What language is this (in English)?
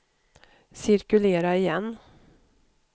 Swedish